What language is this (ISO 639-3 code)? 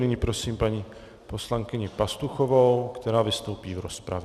ces